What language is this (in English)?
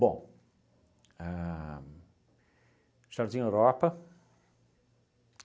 Portuguese